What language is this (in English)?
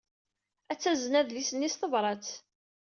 Kabyle